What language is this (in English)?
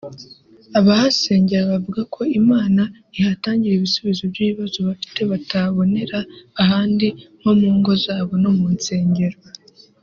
Kinyarwanda